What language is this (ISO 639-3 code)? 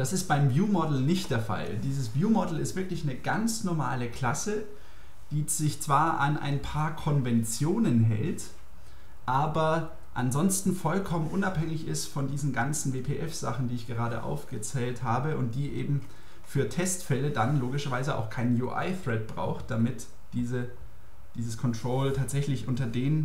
deu